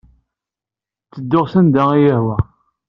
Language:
Kabyle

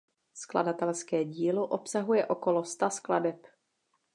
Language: Czech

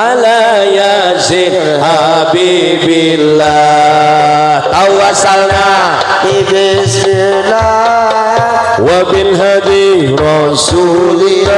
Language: Indonesian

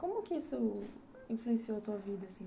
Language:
Portuguese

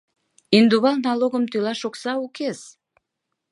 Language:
Mari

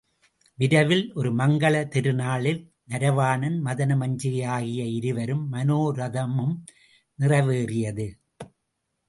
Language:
Tamil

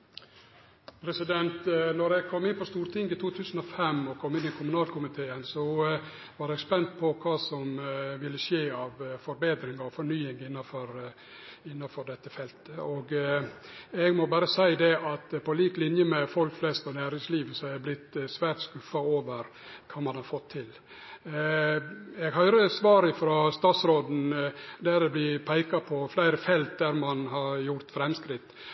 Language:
Norwegian Nynorsk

